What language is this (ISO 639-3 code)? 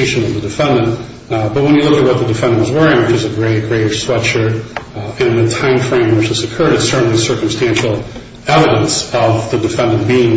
eng